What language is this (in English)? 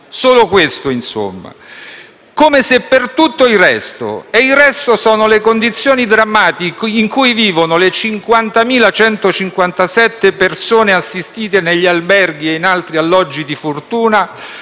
Italian